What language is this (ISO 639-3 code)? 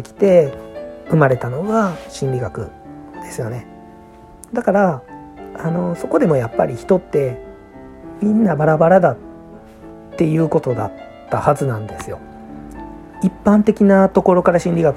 jpn